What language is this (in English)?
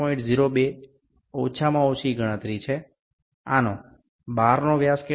Gujarati